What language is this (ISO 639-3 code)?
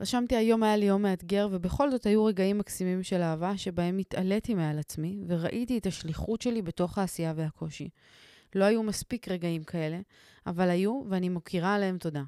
heb